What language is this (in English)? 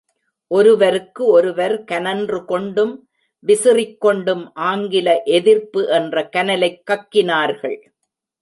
Tamil